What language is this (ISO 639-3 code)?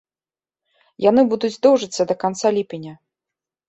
bel